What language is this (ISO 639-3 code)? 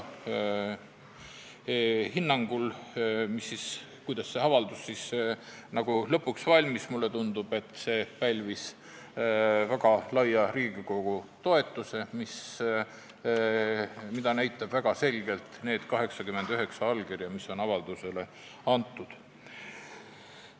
est